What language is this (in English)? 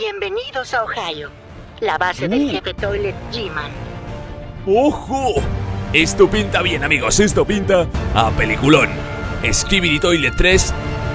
Spanish